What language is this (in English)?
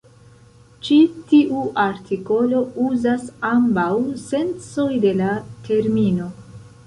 Esperanto